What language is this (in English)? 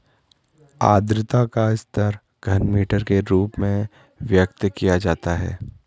Hindi